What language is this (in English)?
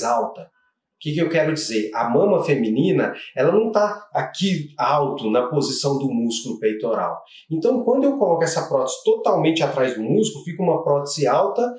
Portuguese